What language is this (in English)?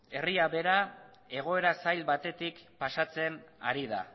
Basque